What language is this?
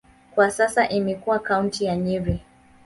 Swahili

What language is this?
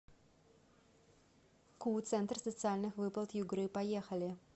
Russian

